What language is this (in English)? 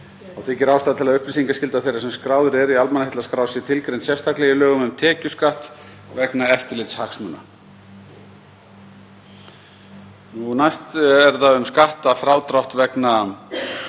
Icelandic